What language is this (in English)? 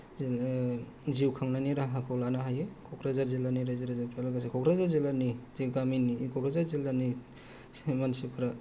Bodo